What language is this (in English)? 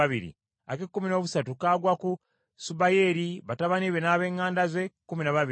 Ganda